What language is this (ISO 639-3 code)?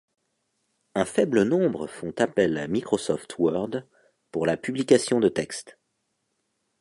fra